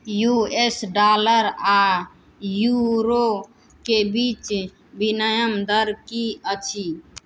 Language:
Maithili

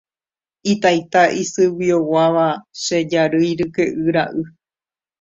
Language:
Guarani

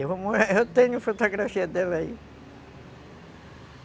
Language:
Portuguese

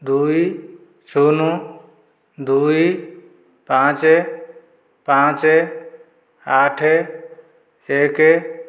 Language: Odia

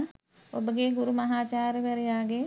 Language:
Sinhala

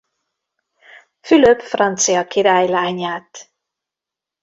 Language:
Hungarian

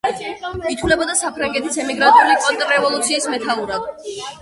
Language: Georgian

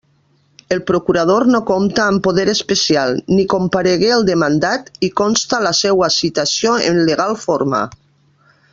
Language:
Catalan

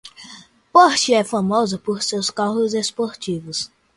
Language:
Portuguese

